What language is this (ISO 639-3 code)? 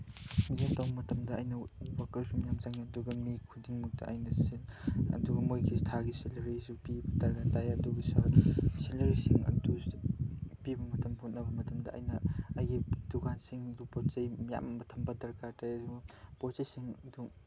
mni